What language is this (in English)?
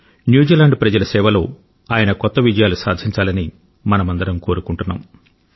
Telugu